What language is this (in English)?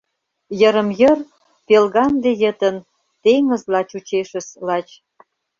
Mari